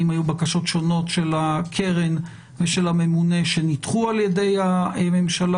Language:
Hebrew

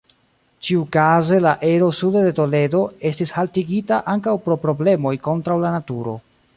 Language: Esperanto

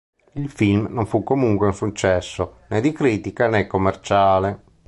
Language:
Italian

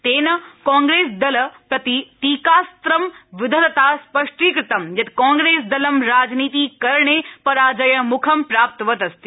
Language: Sanskrit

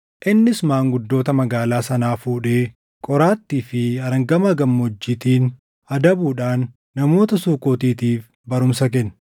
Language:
Oromo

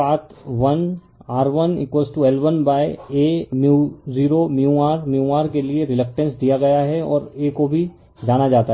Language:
Hindi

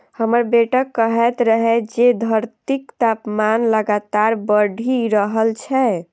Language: Maithili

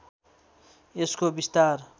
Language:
Nepali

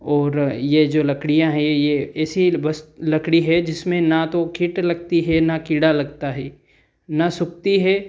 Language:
Hindi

